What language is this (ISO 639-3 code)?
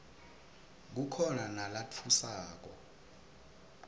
ssw